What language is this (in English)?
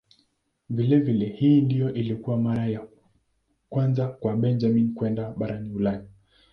Swahili